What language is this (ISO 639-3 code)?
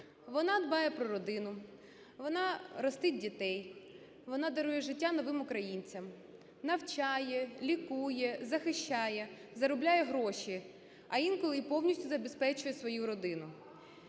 ukr